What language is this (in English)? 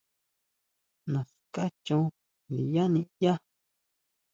Huautla Mazatec